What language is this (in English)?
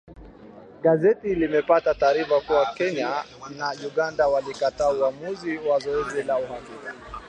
Swahili